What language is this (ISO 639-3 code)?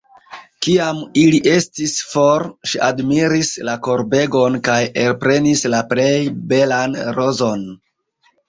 epo